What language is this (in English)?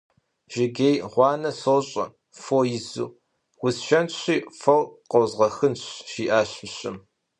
Kabardian